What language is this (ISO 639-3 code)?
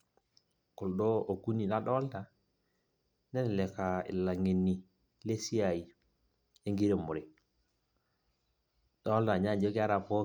mas